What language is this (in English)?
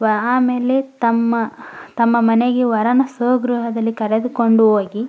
Kannada